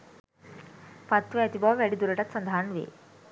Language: Sinhala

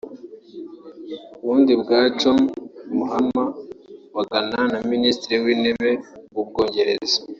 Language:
Kinyarwanda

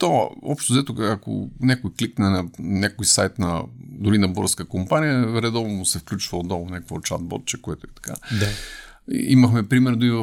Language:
Bulgarian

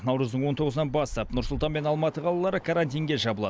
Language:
Kazakh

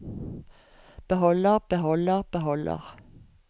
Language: Norwegian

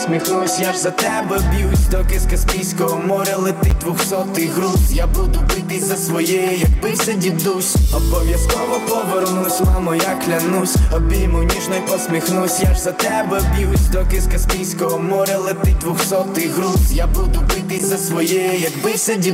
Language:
Ukrainian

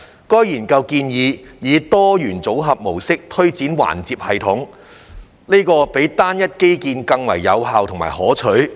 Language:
Cantonese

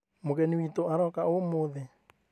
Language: Kikuyu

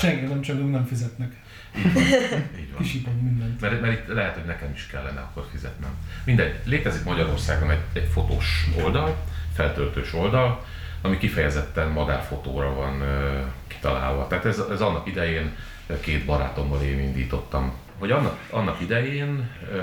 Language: Hungarian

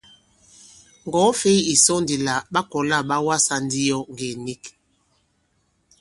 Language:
Bankon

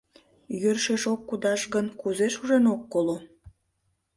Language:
Mari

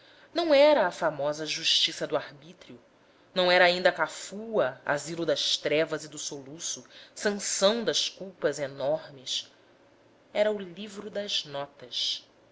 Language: Portuguese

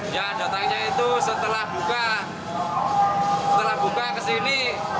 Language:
Indonesian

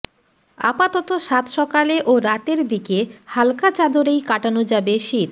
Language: Bangla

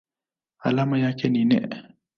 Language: Swahili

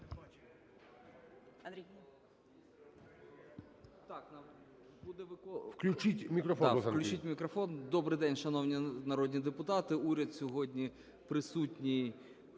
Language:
Ukrainian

